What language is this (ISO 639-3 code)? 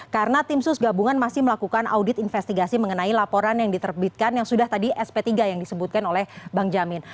ind